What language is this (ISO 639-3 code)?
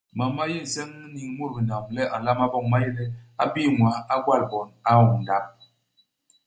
bas